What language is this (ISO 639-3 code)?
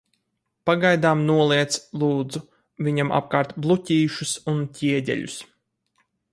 lav